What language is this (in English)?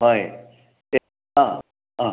Manipuri